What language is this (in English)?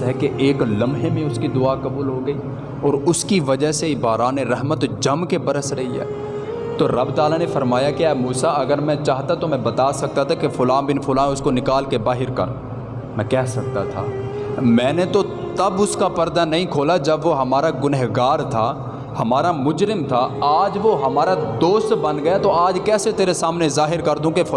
Urdu